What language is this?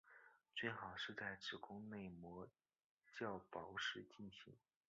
Chinese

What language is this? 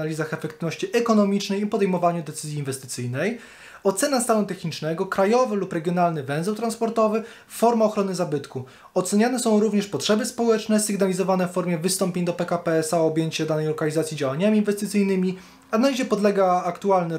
Polish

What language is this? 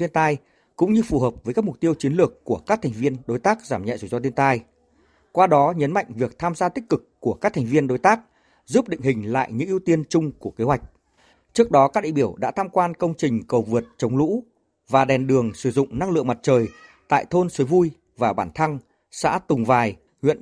Vietnamese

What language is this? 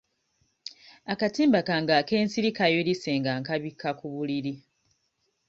Ganda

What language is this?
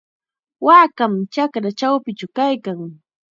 Chiquián Ancash Quechua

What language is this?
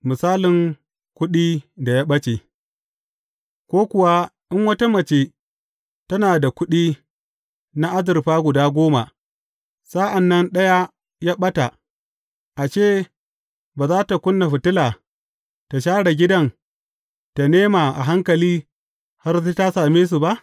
Hausa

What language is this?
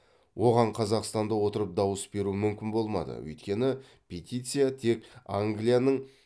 Kazakh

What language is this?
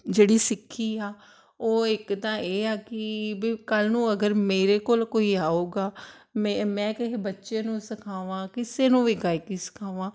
Punjabi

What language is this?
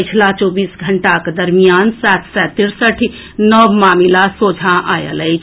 Maithili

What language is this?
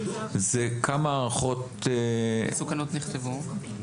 Hebrew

